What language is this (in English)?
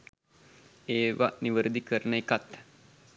Sinhala